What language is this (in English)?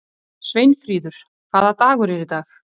Icelandic